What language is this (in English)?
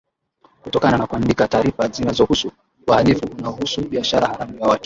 Swahili